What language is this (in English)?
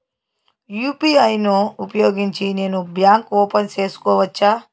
Telugu